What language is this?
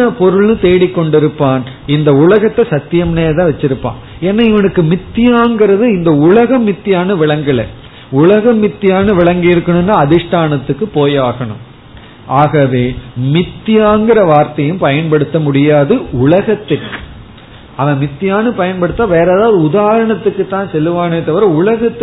Tamil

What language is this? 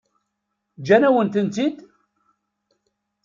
Kabyle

